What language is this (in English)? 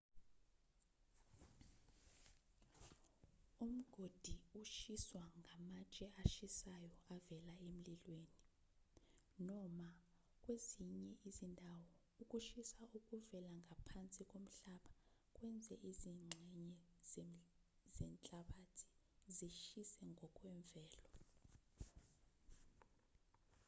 Zulu